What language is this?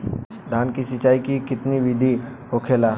Bhojpuri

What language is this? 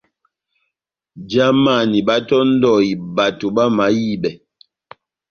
Batanga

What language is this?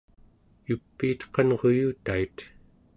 Central Yupik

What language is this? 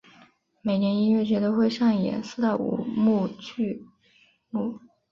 Chinese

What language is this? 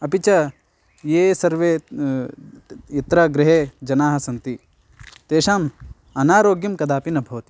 Sanskrit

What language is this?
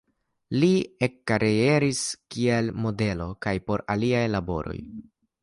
Esperanto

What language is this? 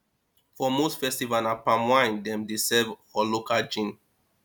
Nigerian Pidgin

